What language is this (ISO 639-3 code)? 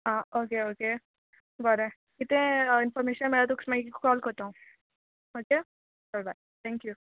kok